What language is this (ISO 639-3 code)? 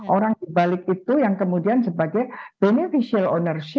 ind